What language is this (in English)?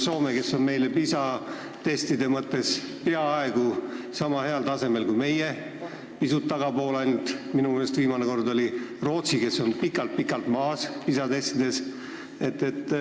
Estonian